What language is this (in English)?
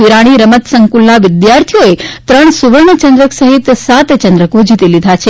Gujarati